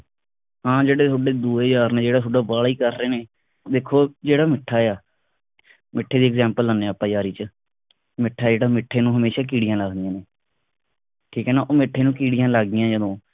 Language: Punjabi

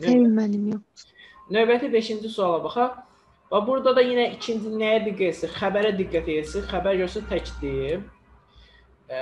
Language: Turkish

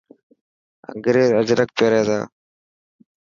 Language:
Dhatki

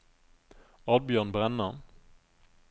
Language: Norwegian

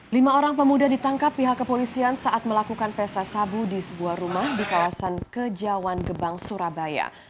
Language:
Indonesian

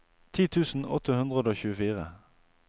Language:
Norwegian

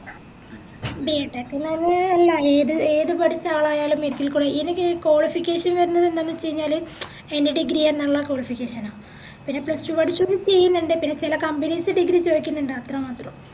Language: Malayalam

